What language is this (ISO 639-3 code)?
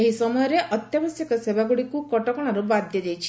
ori